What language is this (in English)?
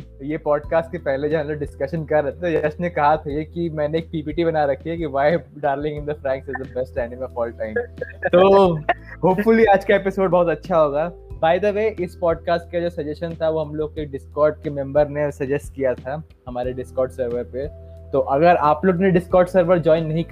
Hindi